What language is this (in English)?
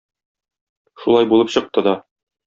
Tatar